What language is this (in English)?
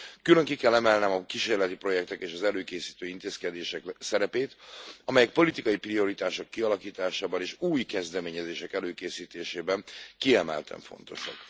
Hungarian